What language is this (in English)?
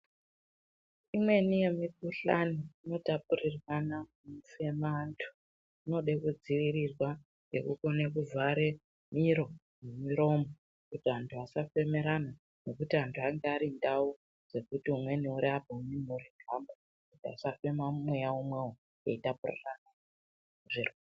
Ndau